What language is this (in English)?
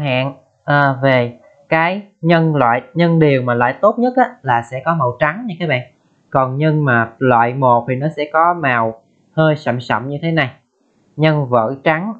Vietnamese